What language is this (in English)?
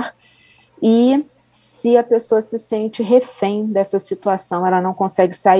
Portuguese